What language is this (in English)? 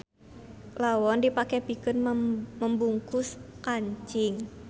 Sundanese